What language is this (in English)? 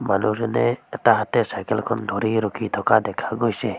Assamese